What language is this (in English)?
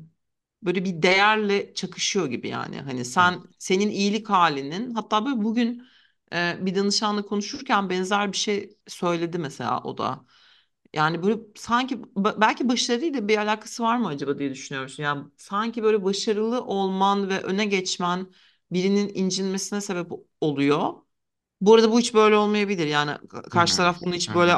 Turkish